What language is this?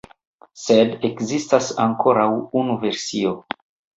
Esperanto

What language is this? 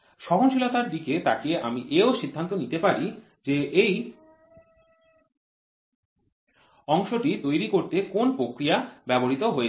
Bangla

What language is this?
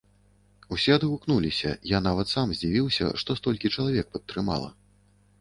Belarusian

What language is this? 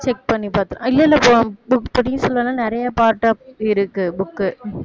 Tamil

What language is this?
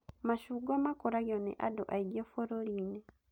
Kikuyu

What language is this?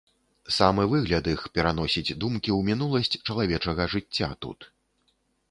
Belarusian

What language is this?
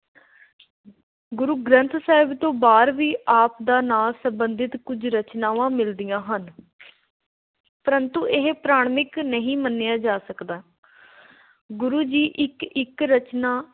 Punjabi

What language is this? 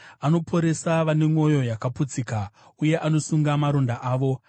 Shona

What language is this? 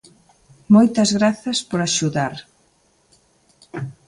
Galician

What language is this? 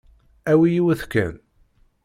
Kabyle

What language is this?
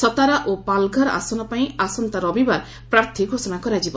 Odia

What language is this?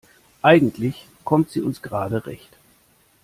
German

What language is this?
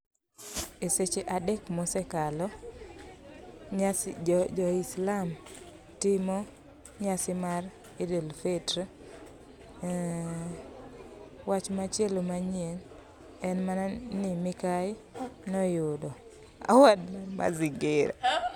Luo (Kenya and Tanzania)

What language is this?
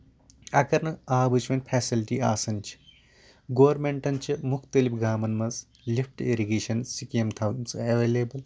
Kashmiri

